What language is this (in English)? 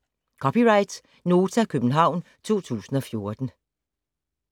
Danish